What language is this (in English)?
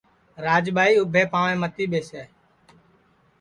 Sansi